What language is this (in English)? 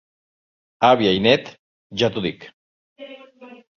Catalan